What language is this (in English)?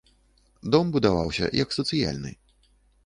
Belarusian